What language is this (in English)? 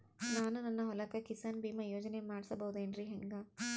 Kannada